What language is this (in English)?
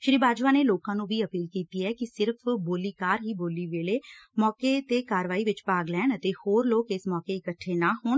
Punjabi